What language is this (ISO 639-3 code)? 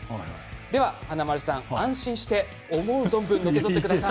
jpn